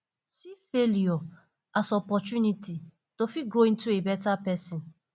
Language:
Nigerian Pidgin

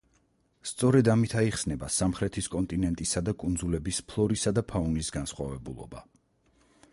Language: Georgian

